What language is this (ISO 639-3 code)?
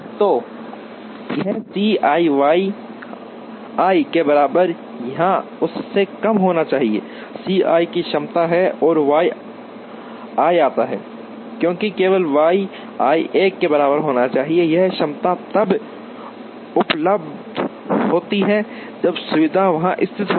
hin